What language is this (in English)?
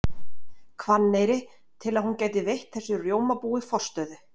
Icelandic